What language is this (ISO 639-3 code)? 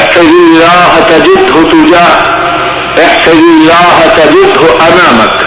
urd